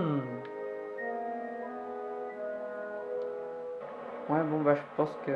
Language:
French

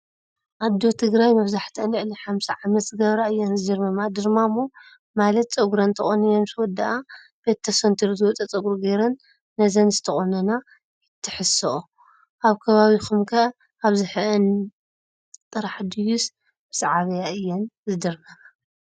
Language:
Tigrinya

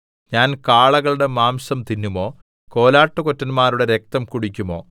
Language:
Malayalam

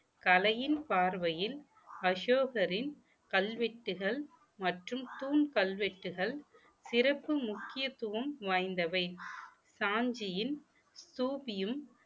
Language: Tamil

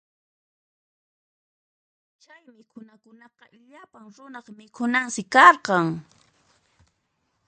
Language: Puno Quechua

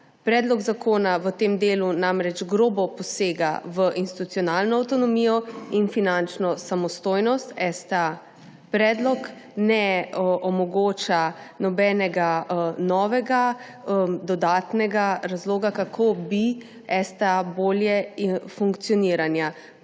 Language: Slovenian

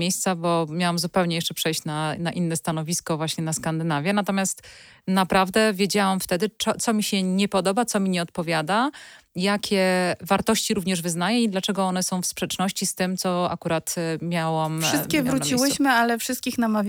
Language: Polish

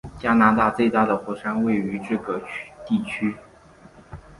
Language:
Chinese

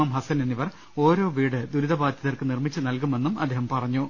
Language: Malayalam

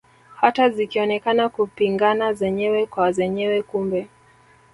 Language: Swahili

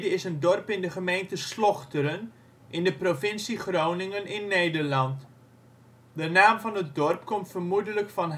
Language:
Dutch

